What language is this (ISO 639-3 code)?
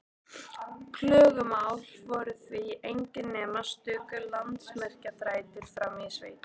isl